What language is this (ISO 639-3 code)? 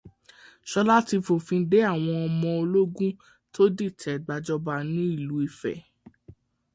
yor